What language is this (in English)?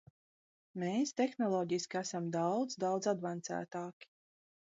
Latvian